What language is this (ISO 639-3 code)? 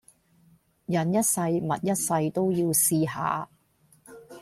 yue